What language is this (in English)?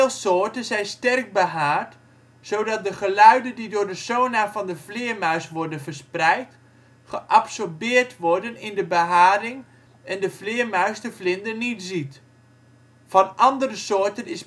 Dutch